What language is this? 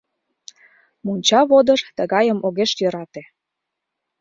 Mari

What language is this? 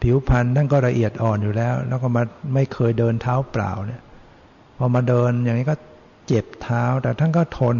Thai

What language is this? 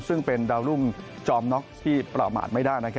Thai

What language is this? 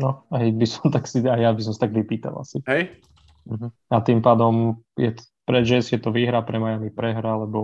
Slovak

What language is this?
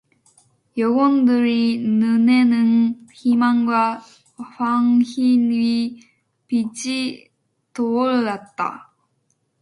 Korean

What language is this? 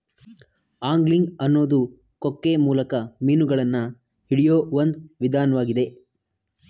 Kannada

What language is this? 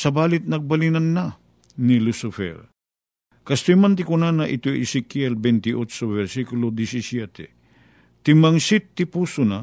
Filipino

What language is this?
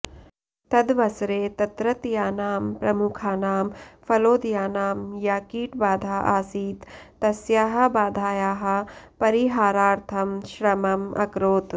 Sanskrit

